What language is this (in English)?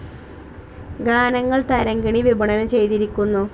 Malayalam